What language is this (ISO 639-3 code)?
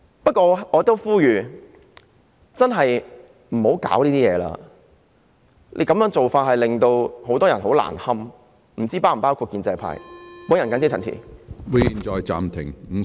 yue